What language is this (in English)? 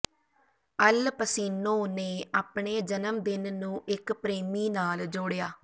Punjabi